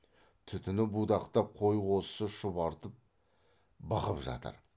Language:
Kazakh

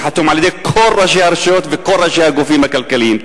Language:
Hebrew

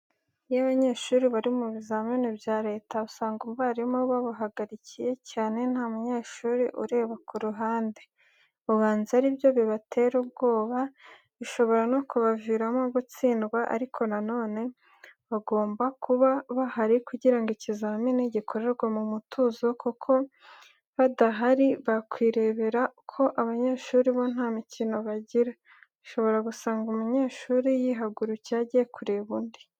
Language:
Kinyarwanda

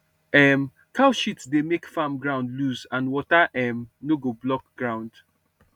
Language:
Nigerian Pidgin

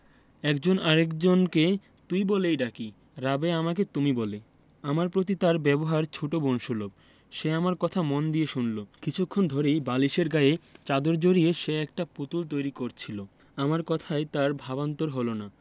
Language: Bangla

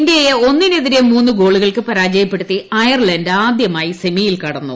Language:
Malayalam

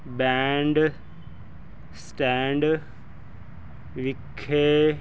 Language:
Punjabi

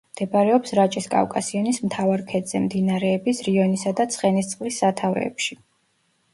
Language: Georgian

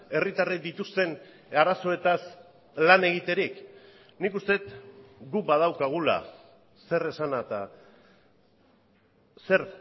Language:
Basque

